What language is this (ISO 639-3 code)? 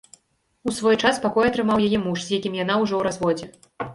bel